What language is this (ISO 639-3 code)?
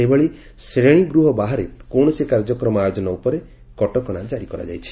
ori